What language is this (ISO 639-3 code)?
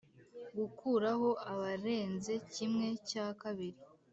kin